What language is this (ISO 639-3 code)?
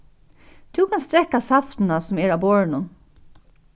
fao